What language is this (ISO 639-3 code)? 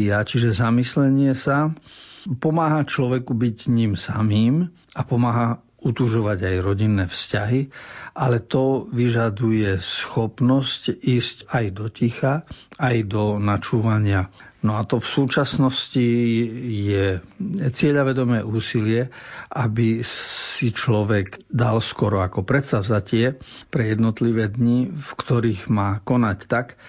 slk